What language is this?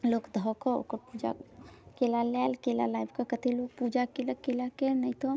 Maithili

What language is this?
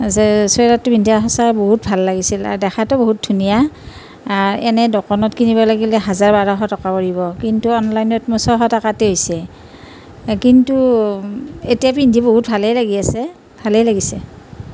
Assamese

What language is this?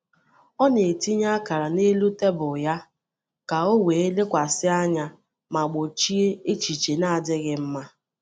Igbo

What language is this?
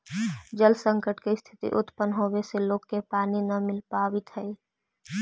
Magahi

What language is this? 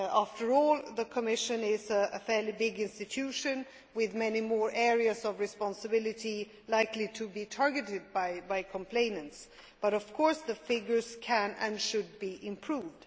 English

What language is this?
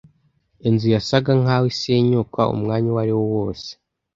Kinyarwanda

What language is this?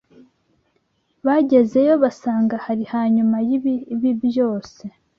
Kinyarwanda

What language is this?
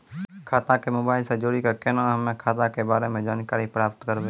Maithili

